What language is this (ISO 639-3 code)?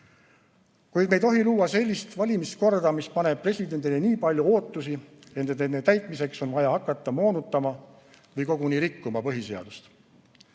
est